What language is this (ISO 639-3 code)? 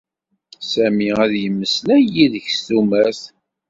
kab